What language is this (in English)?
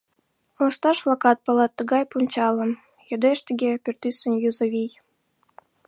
Mari